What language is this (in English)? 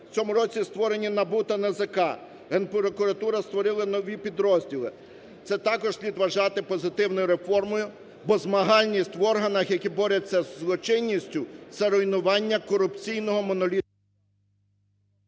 Ukrainian